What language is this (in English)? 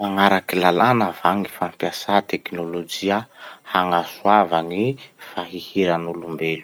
Masikoro Malagasy